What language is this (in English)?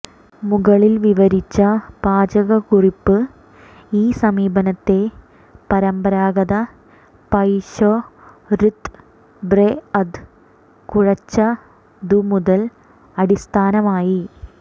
Malayalam